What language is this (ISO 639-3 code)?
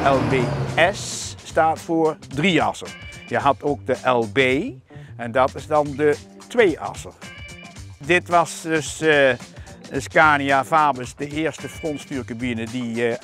nld